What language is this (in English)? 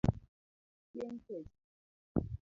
Luo (Kenya and Tanzania)